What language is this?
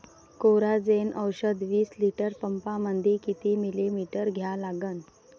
Marathi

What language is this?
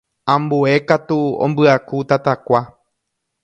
Guarani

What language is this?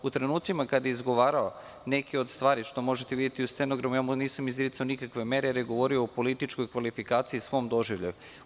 Serbian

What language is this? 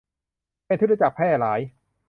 Thai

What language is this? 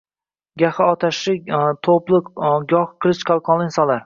Uzbek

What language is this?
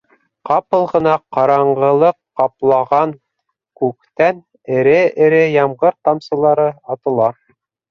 Bashkir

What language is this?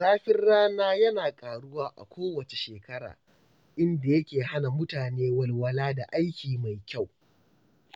Hausa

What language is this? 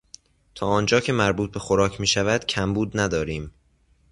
Persian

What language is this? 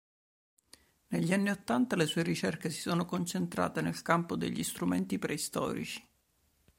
Italian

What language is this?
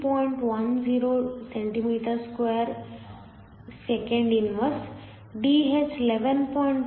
Kannada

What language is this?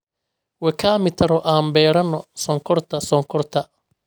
Somali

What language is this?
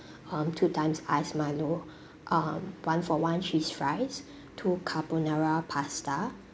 English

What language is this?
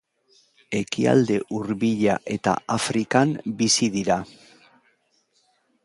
Basque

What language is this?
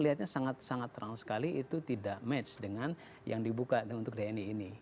Indonesian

